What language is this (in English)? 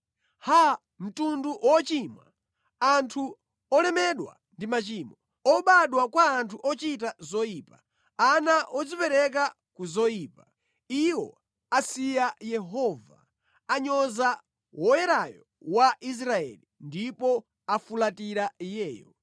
Nyanja